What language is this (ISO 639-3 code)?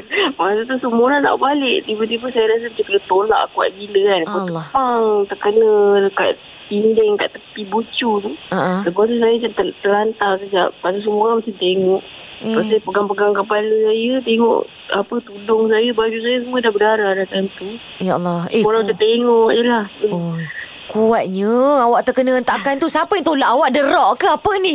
msa